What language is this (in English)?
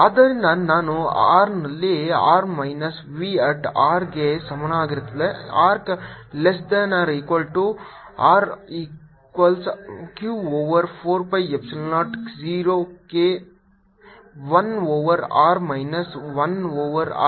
Kannada